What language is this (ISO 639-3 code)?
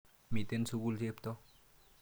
kln